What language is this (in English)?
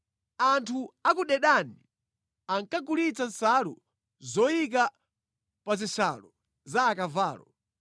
Nyanja